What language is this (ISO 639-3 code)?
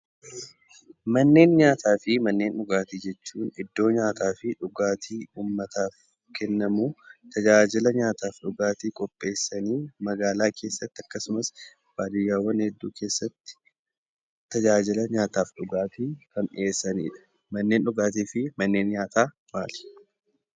orm